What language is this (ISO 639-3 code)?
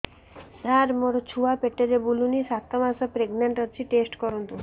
ori